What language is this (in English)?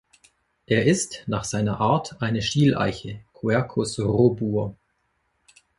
German